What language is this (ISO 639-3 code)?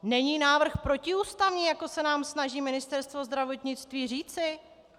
ces